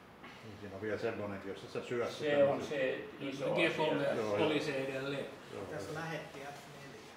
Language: Finnish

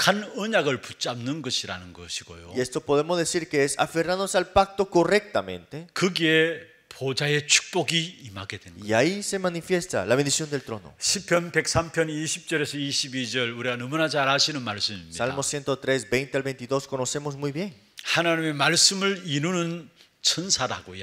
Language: Korean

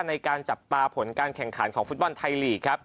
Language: Thai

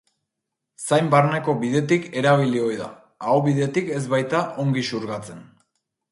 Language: Basque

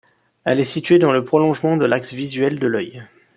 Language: French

